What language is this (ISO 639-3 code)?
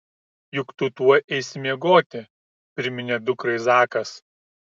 lit